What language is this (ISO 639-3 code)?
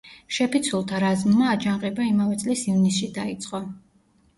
kat